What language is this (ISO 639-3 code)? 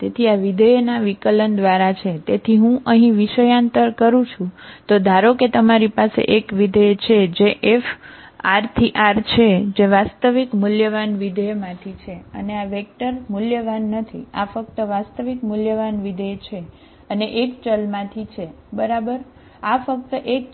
guj